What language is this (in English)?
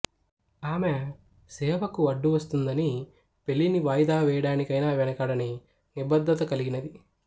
Telugu